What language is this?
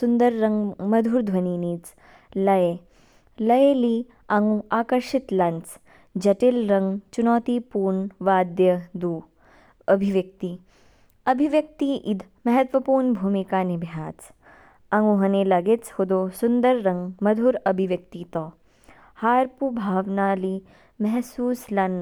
Kinnauri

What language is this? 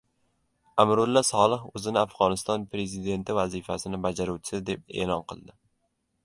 Uzbek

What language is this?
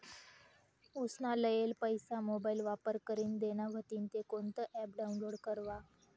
Marathi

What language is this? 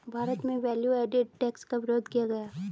Hindi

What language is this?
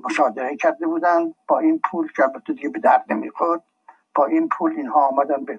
Persian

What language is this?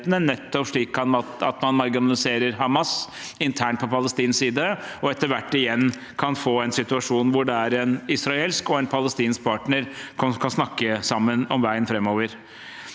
Norwegian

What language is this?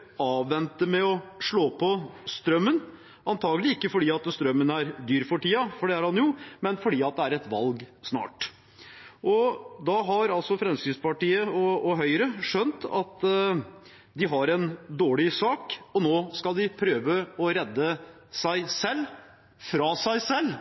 Norwegian Bokmål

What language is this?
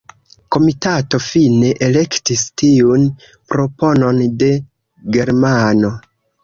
Esperanto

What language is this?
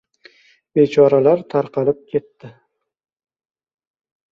Uzbek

